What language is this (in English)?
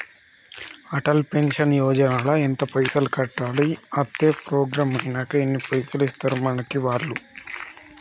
Telugu